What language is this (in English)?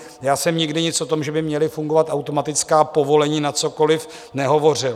Czech